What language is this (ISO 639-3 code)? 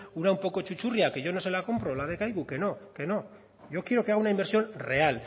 spa